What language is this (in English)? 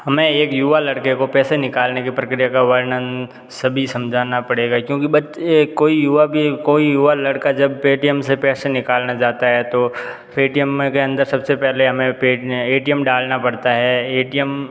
Hindi